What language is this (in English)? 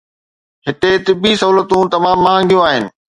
Sindhi